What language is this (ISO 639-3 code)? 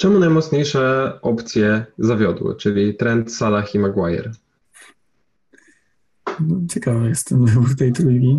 pol